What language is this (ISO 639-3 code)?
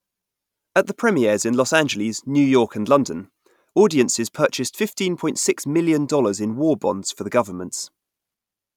eng